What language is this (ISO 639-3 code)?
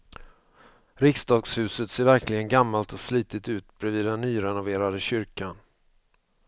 swe